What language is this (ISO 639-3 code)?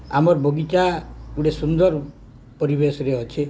ori